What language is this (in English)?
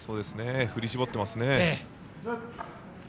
Japanese